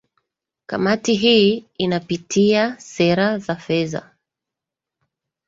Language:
Swahili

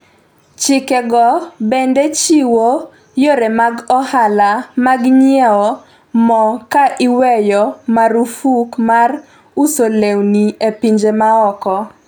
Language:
Luo (Kenya and Tanzania)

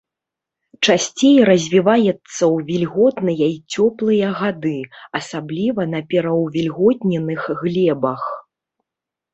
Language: Belarusian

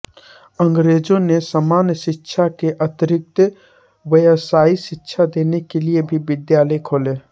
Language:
Hindi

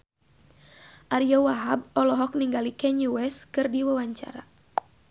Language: Sundanese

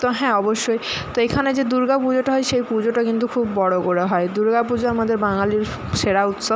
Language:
Bangla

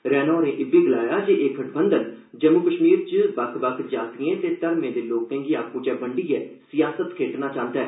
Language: Dogri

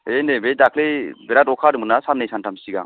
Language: Bodo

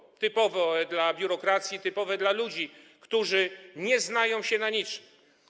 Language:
Polish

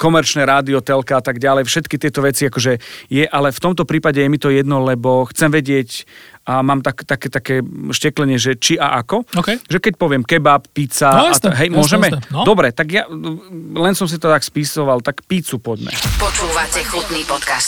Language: Slovak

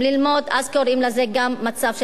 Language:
Hebrew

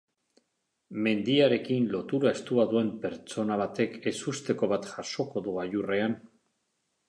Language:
Basque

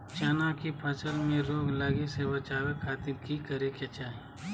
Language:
Magahi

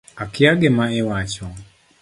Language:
Luo (Kenya and Tanzania)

